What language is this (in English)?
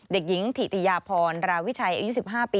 Thai